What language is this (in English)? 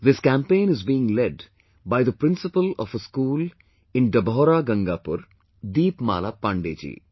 English